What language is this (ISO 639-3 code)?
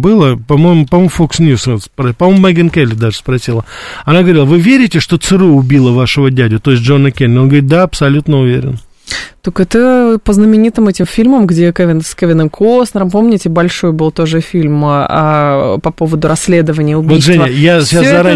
rus